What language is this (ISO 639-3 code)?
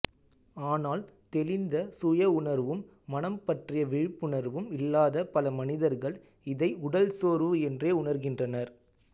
tam